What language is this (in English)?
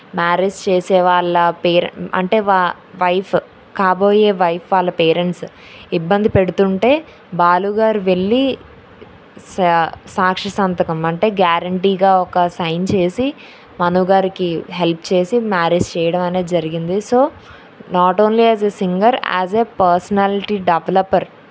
Telugu